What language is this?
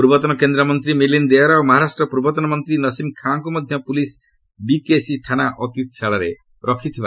Odia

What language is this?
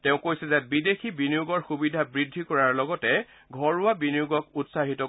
Assamese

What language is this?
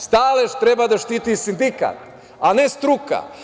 Serbian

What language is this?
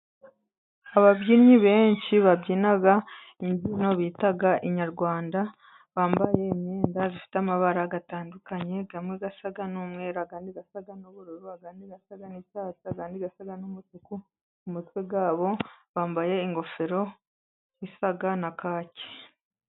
Kinyarwanda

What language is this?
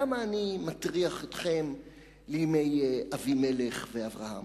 Hebrew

